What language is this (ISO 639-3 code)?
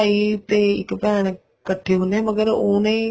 pan